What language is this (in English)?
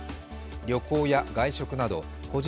Japanese